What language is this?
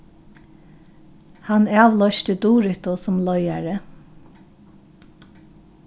Faroese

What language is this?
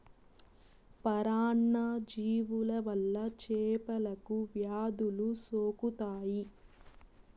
Telugu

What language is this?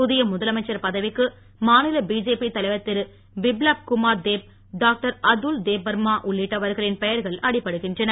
Tamil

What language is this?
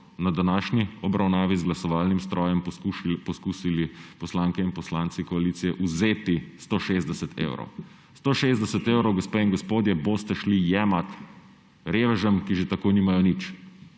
Slovenian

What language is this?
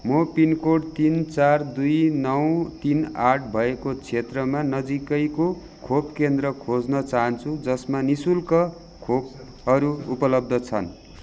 Nepali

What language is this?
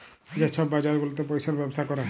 Bangla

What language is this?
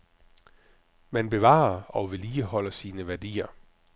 Danish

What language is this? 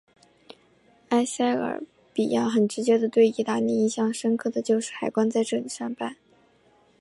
Chinese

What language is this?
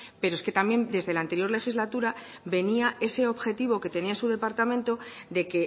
Spanish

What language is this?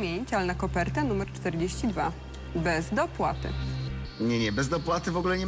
Polish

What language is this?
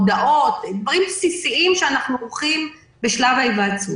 Hebrew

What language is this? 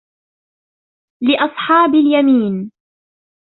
Arabic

